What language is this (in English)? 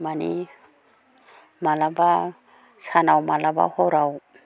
Bodo